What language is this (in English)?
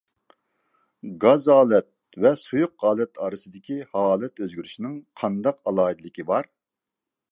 Uyghur